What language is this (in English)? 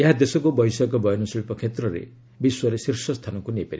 Odia